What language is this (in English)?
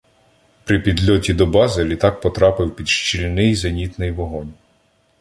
Ukrainian